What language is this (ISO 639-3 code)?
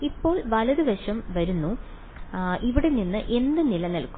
mal